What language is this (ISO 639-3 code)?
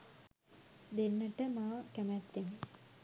sin